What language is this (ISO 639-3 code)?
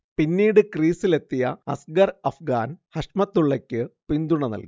mal